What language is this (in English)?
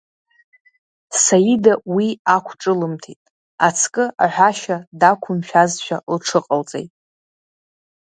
Abkhazian